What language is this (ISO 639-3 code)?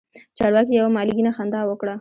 pus